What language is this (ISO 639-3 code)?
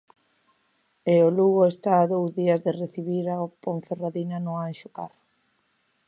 glg